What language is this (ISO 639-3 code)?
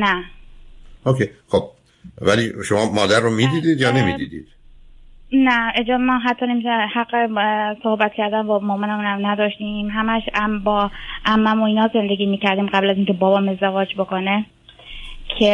fas